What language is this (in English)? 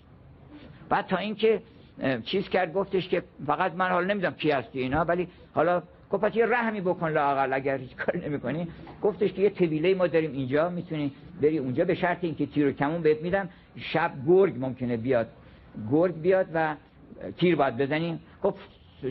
Persian